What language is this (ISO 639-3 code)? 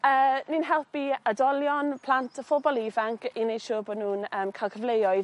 cym